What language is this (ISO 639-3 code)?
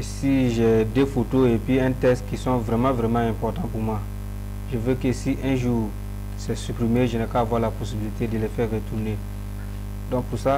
fra